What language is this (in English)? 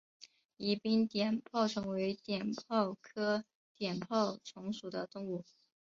Chinese